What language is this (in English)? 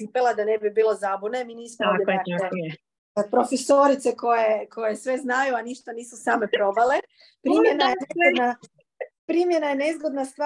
Croatian